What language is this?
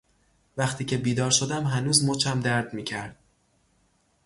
Persian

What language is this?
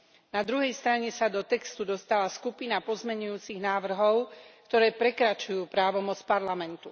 Slovak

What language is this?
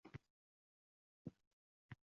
Uzbek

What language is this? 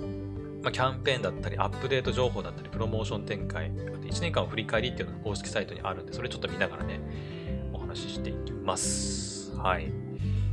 Japanese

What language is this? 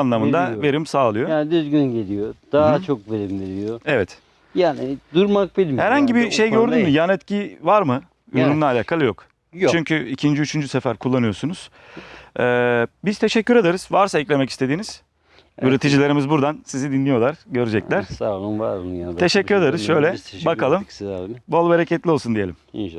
Turkish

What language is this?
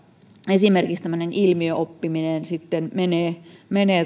Finnish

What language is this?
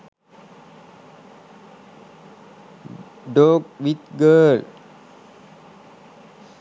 Sinhala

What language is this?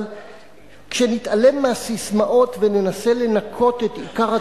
Hebrew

